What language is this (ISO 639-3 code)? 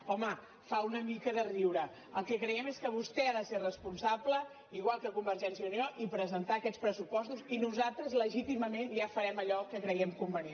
cat